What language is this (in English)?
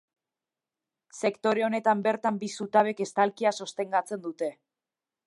Basque